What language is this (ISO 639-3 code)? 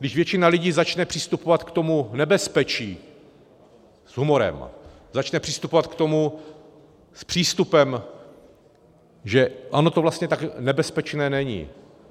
ces